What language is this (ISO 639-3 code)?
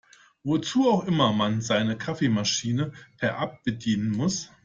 deu